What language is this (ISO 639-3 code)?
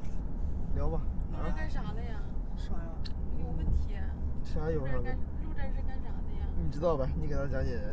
zho